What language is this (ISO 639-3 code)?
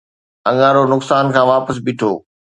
snd